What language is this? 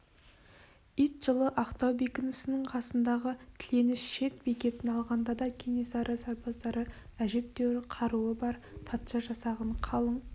Kazakh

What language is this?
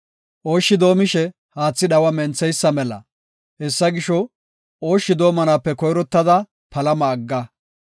Gofa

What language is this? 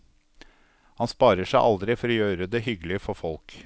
Norwegian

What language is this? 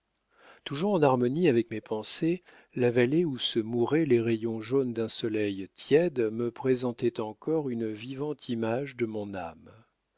French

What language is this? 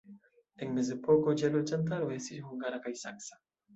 Esperanto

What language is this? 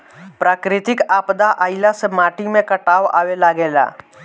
Bhojpuri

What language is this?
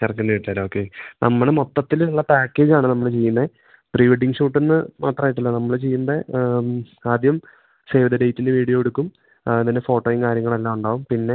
Malayalam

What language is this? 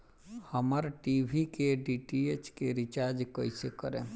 Bhojpuri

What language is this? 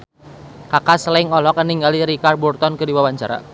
Sundanese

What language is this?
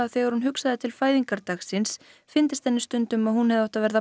Icelandic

